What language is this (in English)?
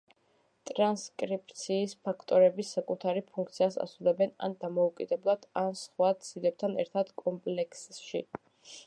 Georgian